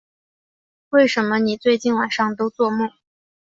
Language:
Chinese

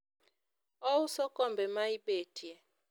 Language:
Luo (Kenya and Tanzania)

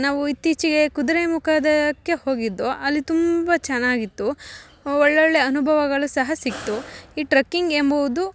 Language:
Kannada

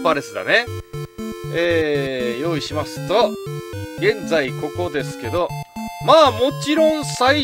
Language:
Japanese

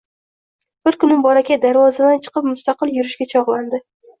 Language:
Uzbek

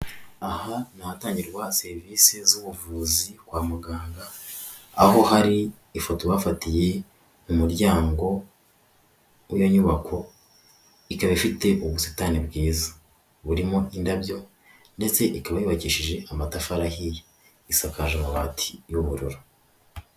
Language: Kinyarwanda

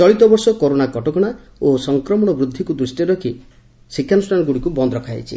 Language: Odia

